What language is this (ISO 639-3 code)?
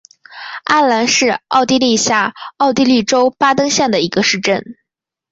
zho